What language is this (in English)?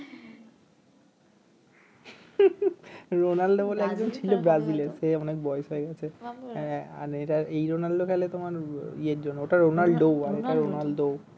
Bangla